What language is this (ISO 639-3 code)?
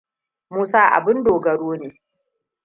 hau